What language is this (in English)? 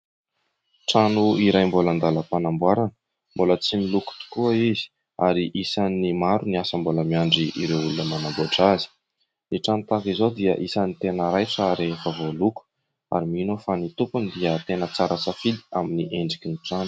Malagasy